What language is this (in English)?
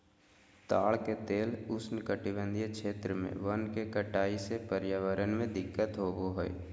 Magahi